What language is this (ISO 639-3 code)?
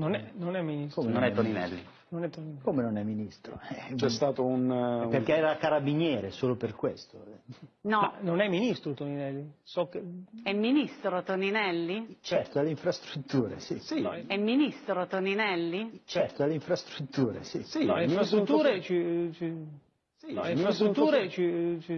ita